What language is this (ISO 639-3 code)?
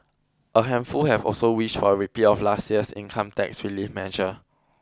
eng